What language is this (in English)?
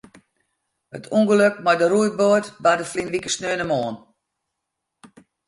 Western Frisian